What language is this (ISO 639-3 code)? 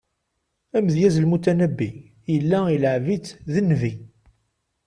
kab